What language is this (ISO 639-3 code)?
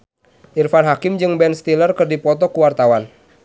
sun